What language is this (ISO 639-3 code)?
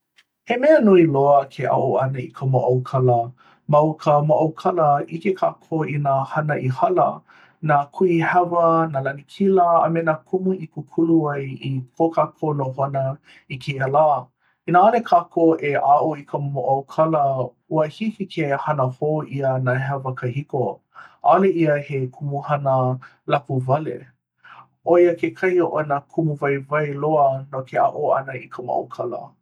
haw